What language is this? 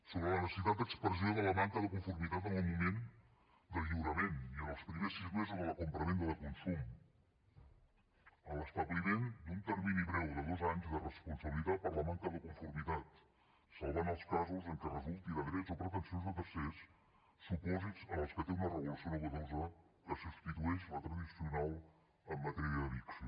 Catalan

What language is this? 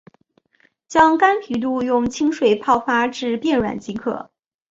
Chinese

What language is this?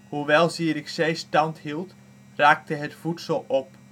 Dutch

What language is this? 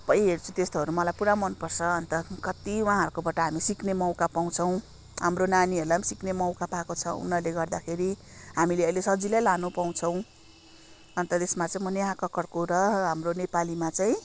Nepali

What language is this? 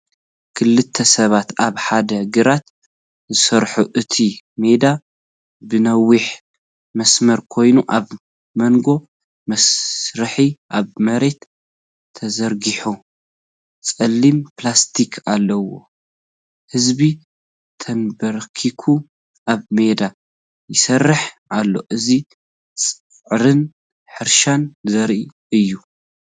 Tigrinya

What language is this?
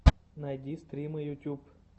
Russian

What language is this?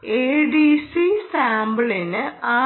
Malayalam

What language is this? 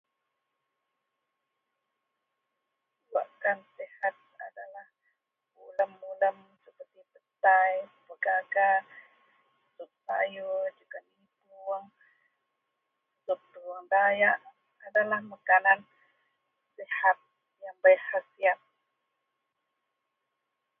Central Melanau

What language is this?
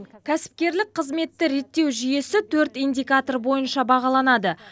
Kazakh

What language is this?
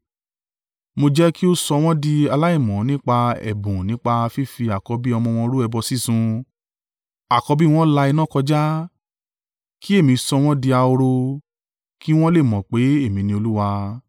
Yoruba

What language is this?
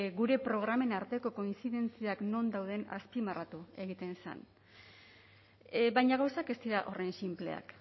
Basque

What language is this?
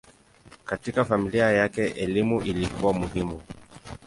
Swahili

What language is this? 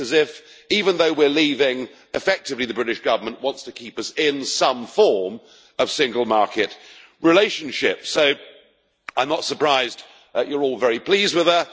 English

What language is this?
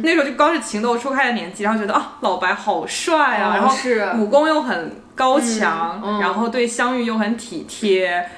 Chinese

